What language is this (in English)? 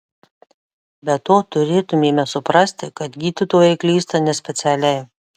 Lithuanian